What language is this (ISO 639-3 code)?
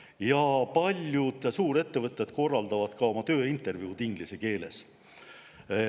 est